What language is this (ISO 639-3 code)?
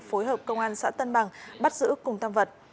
vie